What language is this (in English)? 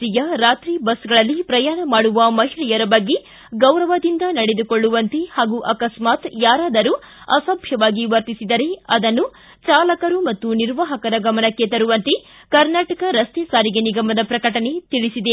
Kannada